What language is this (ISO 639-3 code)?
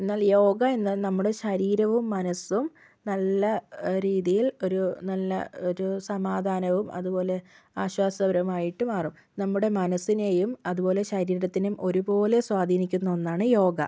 mal